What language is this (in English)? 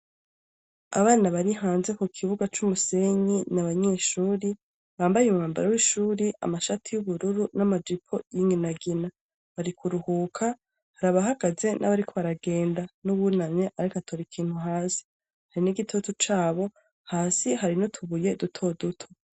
Rundi